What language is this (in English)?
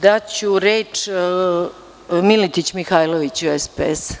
Serbian